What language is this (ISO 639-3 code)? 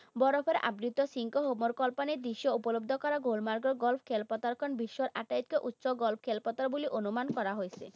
asm